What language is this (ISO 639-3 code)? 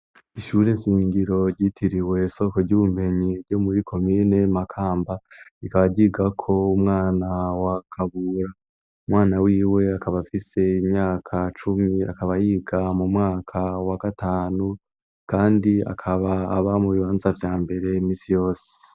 run